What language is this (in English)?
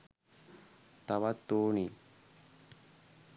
Sinhala